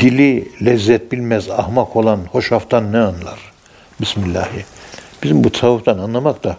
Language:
Turkish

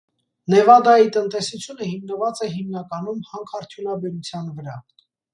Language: Armenian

